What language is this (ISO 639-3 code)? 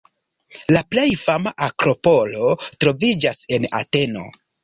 epo